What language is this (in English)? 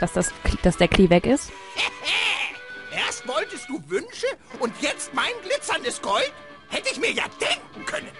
German